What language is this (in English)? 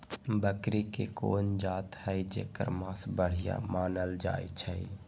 Magahi